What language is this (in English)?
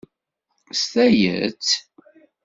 Kabyle